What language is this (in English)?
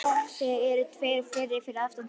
Icelandic